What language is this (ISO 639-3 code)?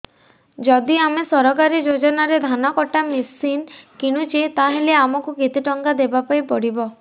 ori